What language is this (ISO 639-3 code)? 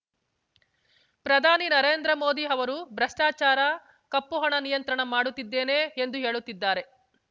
kan